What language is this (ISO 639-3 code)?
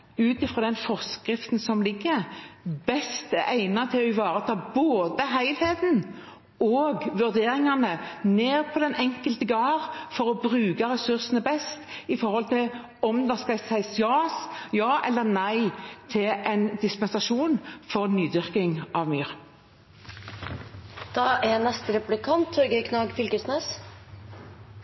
nor